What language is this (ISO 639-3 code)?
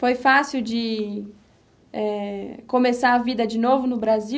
por